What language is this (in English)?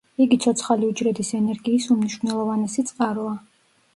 Georgian